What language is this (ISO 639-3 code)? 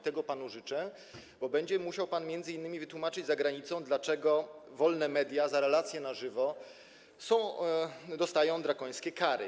pol